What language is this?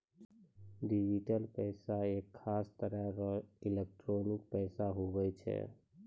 Maithili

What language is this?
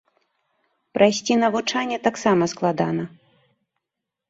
Belarusian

